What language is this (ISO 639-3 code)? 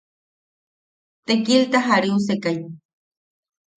yaq